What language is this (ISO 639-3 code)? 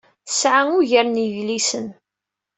kab